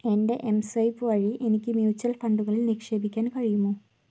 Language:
Malayalam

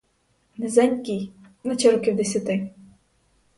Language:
Ukrainian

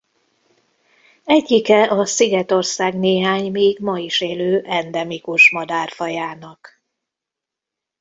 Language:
Hungarian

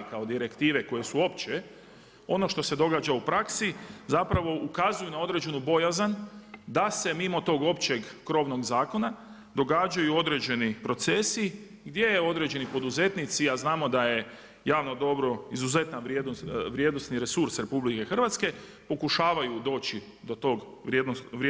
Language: Croatian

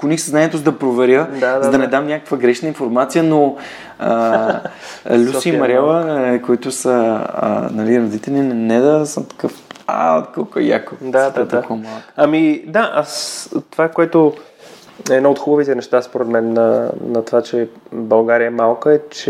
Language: Bulgarian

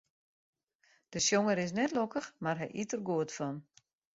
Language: Western Frisian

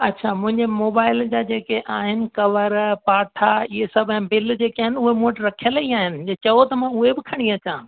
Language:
Sindhi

